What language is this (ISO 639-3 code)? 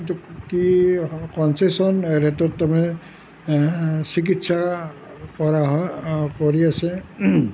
asm